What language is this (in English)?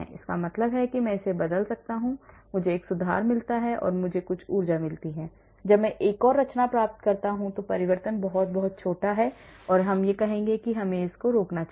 Hindi